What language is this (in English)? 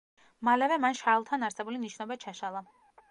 Georgian